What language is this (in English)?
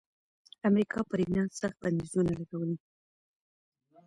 Pashto